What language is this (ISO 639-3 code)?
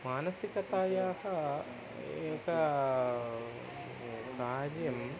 san